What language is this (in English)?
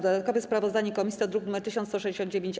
Polish